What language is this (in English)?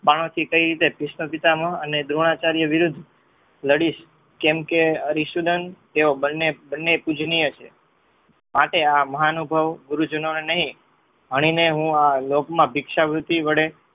Gujarati